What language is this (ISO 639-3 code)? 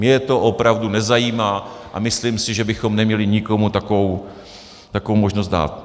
ces